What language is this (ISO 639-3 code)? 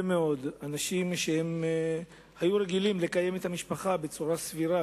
heb